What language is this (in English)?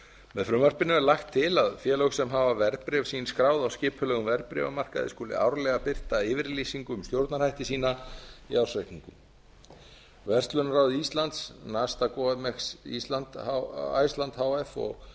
Icelandic